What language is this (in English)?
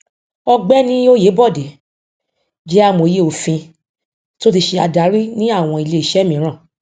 Yoruba